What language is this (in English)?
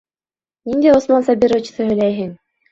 Bashkir